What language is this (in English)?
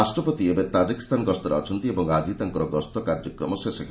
Odia